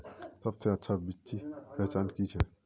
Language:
Magahi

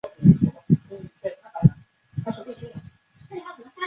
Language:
Chinese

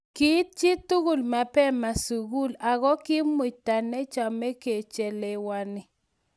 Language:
Kalenjin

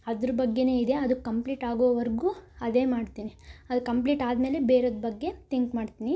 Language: Kannada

